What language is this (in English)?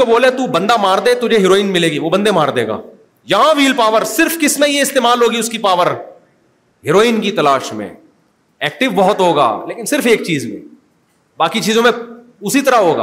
Urdu